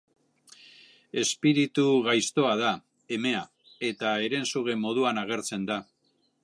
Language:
Basque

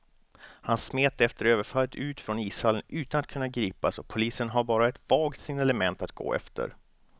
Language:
Swedish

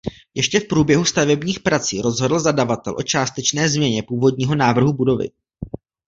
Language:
Czech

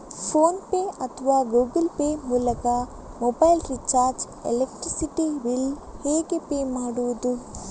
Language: Kannada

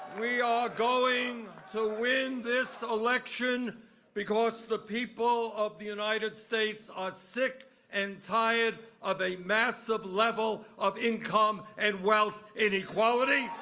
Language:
English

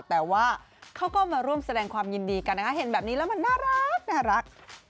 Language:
Thai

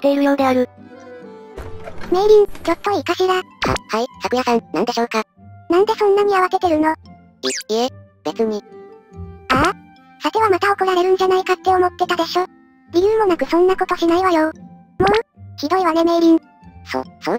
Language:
Japanese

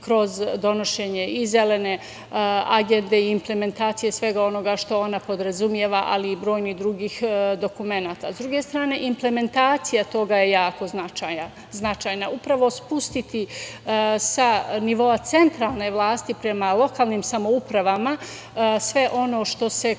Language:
Serbian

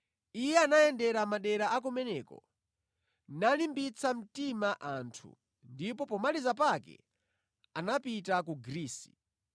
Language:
Nyanja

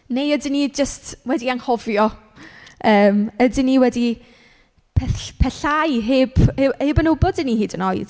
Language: Welsh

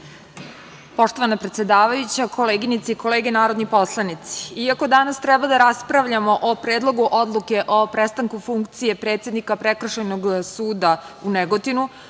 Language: Serbian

